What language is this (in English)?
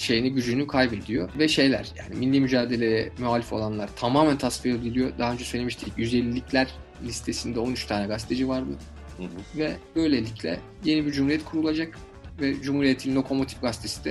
Turkish